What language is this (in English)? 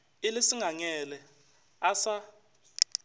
Northern Sotho